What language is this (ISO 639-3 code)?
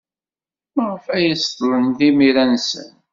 kab